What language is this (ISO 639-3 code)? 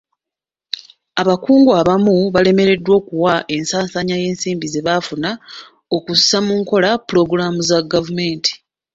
lug